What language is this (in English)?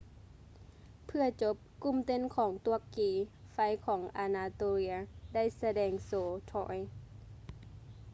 Lao